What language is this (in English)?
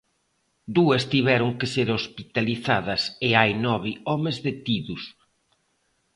Galician